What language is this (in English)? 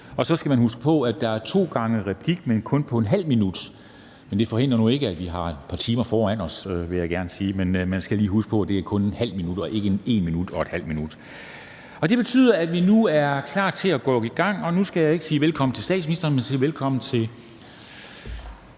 Danish